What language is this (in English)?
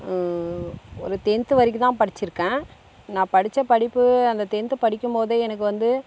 Tamil